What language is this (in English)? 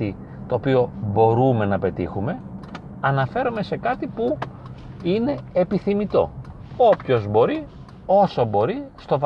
Greek